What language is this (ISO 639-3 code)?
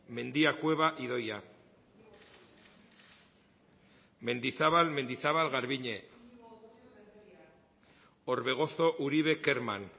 eus